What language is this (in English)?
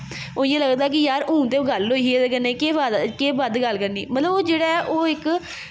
Dogri